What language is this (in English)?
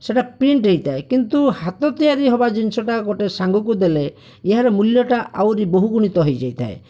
Odia